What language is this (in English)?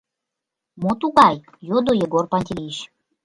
Mari